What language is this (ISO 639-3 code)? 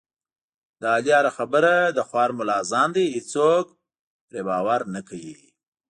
pus